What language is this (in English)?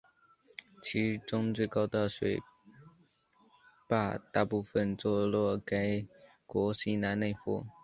Chinese